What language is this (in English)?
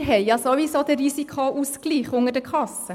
Swiss German